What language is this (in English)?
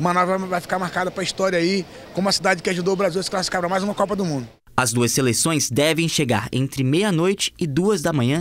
Portuguese